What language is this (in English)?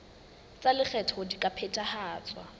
Southern Sotho